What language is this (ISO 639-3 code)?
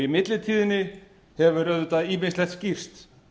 isl